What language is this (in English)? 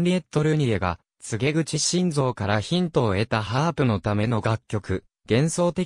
Japanese